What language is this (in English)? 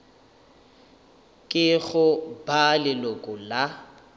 Northern Sotho